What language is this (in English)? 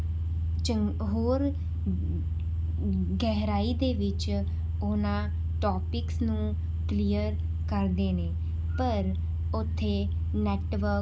Punjabi